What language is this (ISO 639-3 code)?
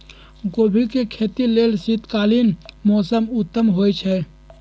mag